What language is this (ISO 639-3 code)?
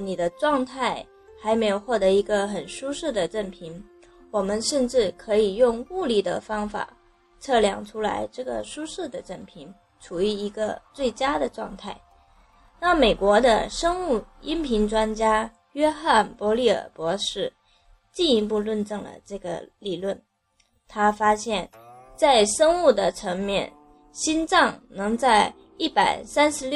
zho